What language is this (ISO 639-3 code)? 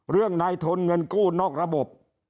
tha